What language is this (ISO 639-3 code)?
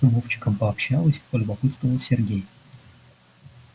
rus